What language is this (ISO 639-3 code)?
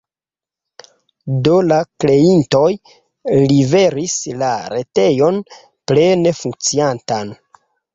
epo